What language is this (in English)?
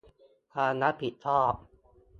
Thai